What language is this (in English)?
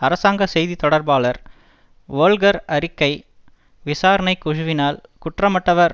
Tamil